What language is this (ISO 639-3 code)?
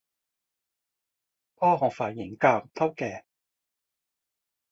tha